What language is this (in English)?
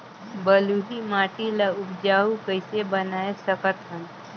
Chhattisgarhi